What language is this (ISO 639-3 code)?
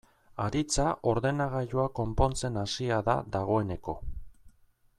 eus